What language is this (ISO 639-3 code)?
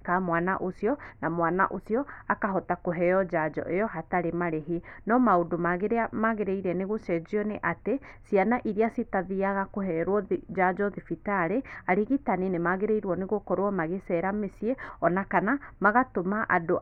kik